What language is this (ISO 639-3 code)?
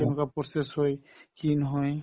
asm